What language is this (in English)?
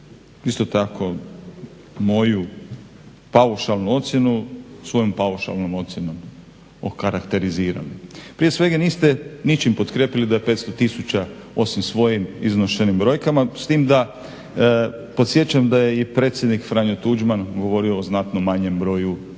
Croatian